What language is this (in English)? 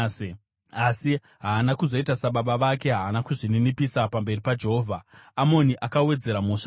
Shona